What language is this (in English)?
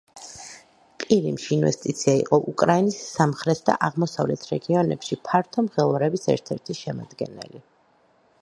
Georgian